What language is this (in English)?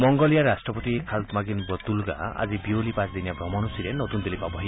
Assamese